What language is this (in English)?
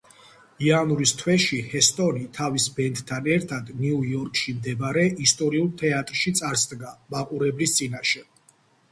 Georgian